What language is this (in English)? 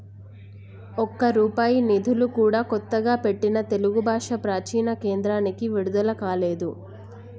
Telugu